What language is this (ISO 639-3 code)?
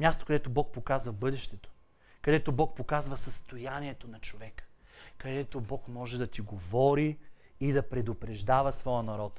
bul